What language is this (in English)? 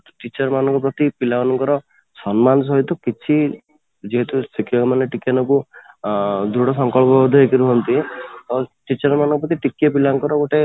Odia